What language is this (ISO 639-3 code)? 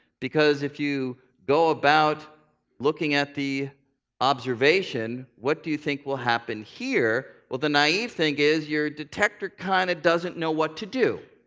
eng